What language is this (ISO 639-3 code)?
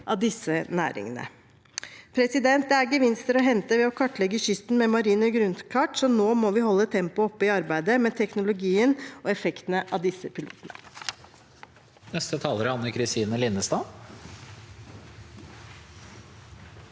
nor